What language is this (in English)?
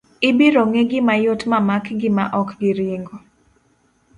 Luo (Kenya and Tanzania)